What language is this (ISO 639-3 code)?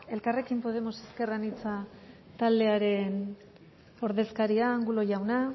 eus